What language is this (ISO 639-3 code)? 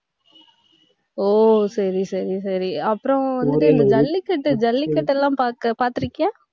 tam